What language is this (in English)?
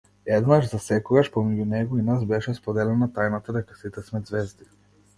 Macedonian